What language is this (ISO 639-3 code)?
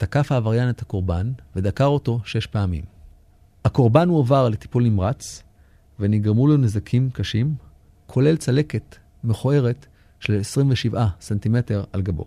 heb